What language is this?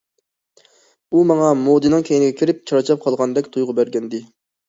Uyghur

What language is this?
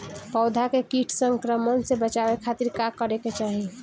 Bhojpuri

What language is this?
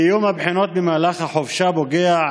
Hebrew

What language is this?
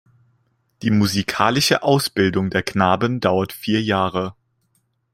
German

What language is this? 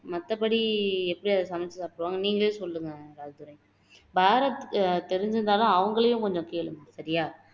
Tamil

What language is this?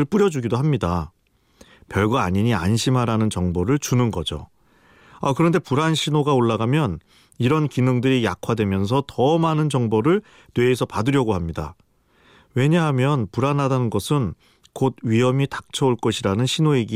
Korean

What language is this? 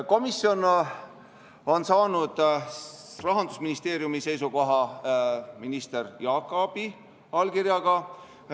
Estonian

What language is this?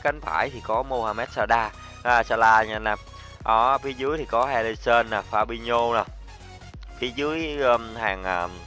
Vietnamese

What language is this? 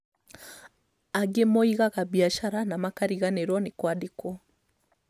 Kikuyu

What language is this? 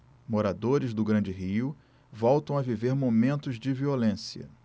Portuguese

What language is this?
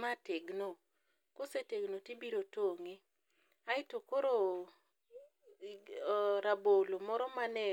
Luo (Kenya and Tanzania)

